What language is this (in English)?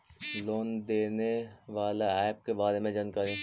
Magahi